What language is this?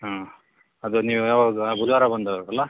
Kannada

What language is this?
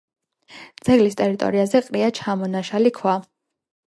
Georgian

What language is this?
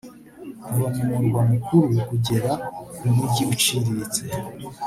Kinyarwanda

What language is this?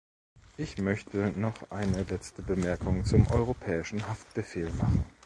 German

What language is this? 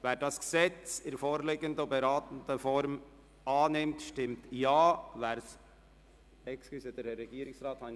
Swiss German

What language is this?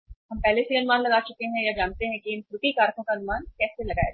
Hindi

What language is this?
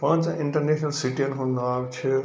Kashmiri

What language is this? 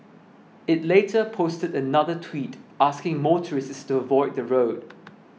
English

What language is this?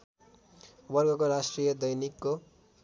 Nepali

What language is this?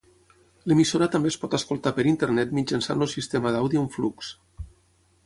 Catalan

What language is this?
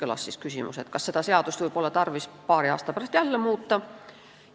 Estonian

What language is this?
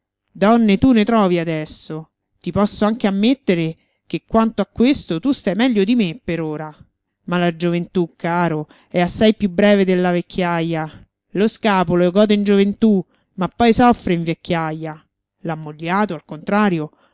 Italian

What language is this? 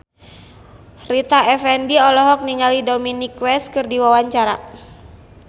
Sundanese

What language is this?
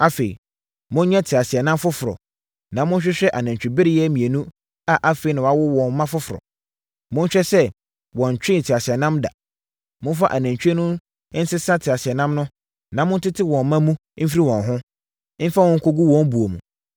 Akan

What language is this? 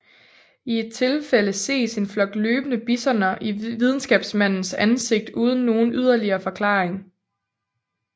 Danish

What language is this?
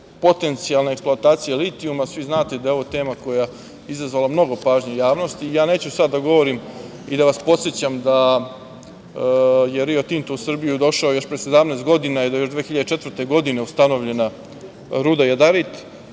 Serbian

